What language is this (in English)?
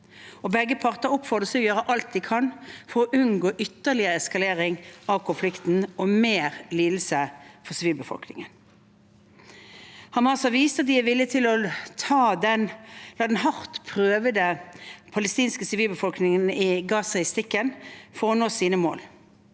Norwegian